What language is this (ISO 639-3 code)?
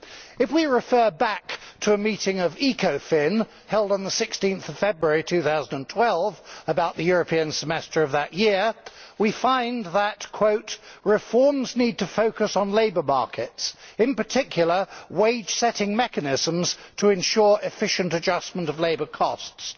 eng